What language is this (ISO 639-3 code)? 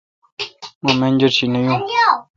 xka